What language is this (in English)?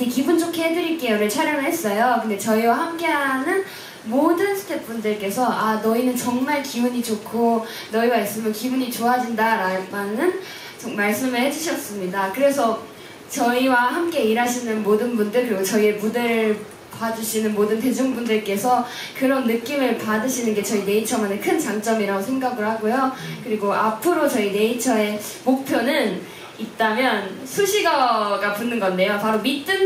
Korean